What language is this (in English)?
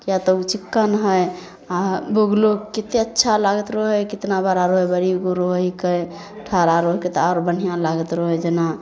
Maithili